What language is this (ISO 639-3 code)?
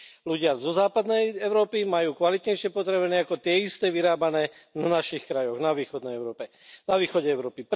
slk